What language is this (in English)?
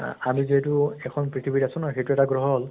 Assamese